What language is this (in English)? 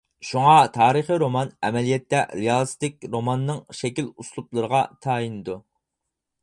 Uyghur